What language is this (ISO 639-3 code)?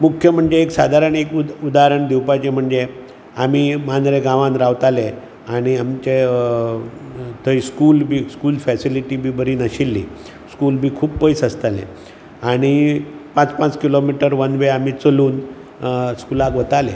kok